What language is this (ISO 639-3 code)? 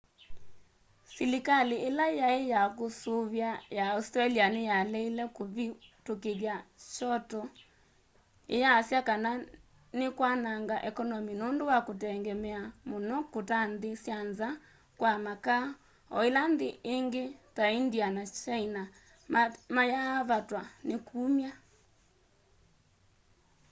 kam